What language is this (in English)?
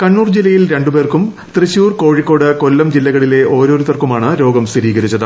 Malayalam